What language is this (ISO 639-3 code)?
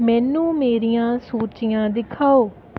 pan